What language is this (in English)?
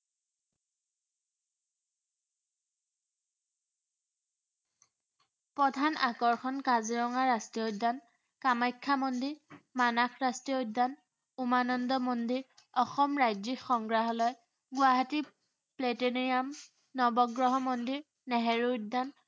Assamese